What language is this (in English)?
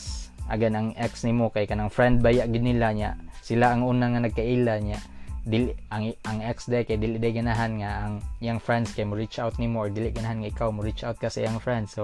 Filipino